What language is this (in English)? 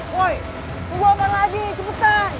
Indonesian